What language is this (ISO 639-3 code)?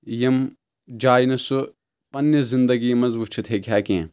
kas